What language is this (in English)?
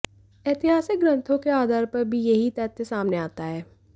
Hindi